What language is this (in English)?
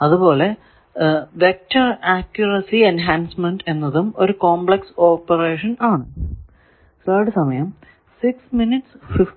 Malayalam